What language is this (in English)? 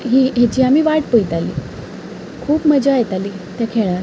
Konkani